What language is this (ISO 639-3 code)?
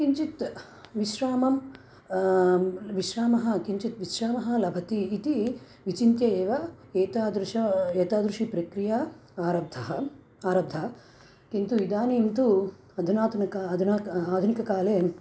san